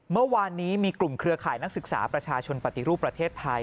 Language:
Thai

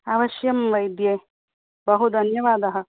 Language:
Sanskrit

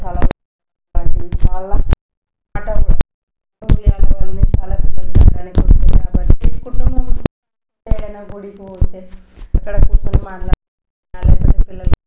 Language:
Telugu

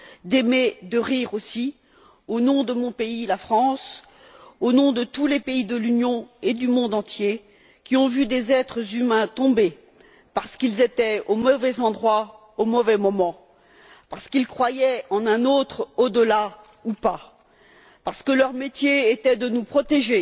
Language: French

